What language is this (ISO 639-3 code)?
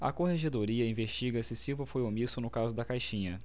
por